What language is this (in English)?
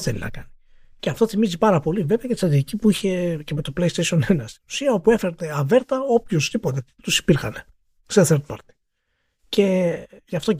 Greek